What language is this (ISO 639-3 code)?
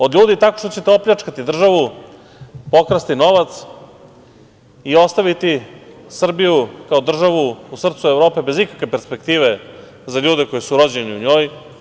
srp